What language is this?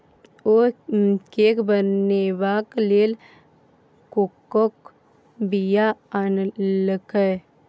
Maithili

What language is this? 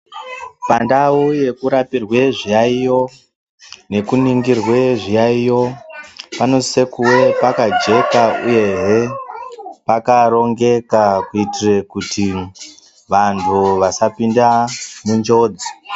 Ndau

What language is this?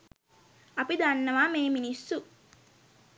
Sinhala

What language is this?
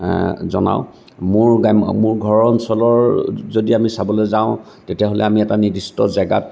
Assamese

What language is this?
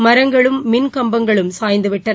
Tamil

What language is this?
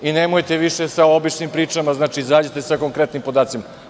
Serbian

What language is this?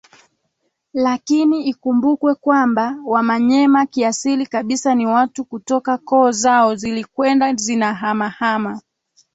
Swahili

